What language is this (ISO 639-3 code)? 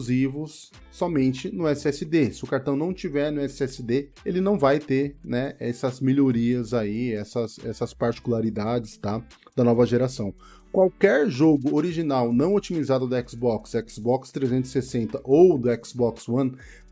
por